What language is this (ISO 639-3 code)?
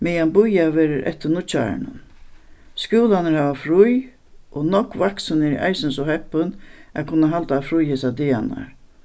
fao